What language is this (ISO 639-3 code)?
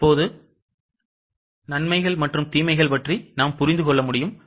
tam